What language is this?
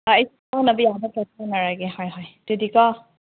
Manipuri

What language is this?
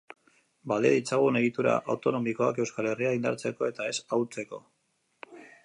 Basque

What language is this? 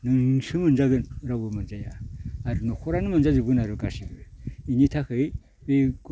Bodo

